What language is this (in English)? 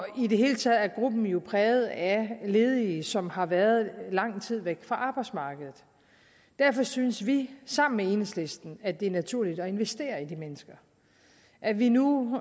Danish